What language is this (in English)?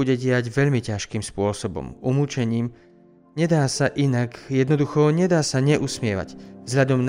Slovak